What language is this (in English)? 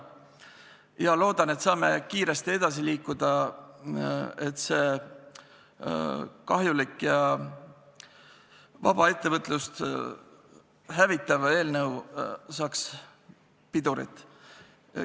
Estonian